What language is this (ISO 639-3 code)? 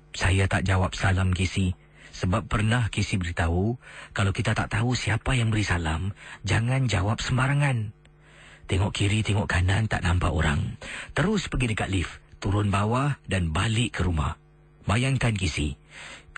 msa